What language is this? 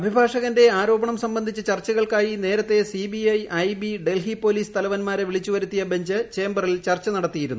Malayalam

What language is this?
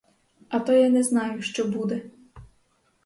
Ukrainian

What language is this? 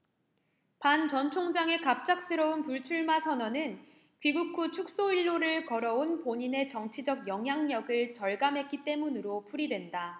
Korean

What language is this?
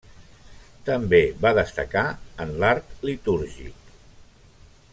Catalan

